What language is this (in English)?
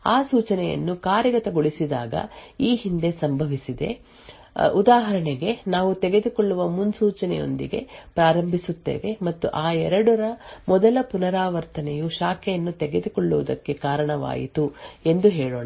Kannada